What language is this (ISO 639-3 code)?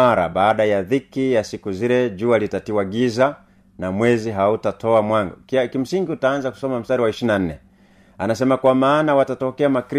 swa